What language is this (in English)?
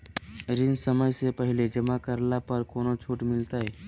Magahi